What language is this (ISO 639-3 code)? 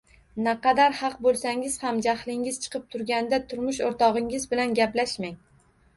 uzb